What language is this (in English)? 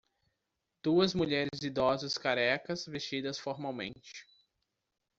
Portuguese